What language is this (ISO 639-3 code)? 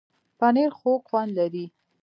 pus